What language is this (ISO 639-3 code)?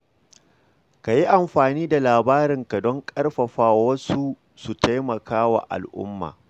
hau